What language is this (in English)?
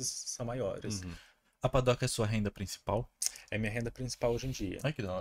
Portuguese